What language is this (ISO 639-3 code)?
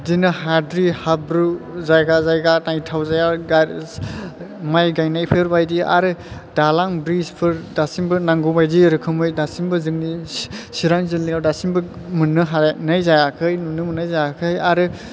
brx